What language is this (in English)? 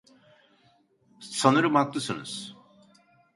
Turkish